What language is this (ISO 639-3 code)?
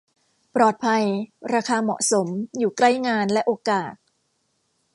tha